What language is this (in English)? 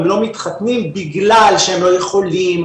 Hebrew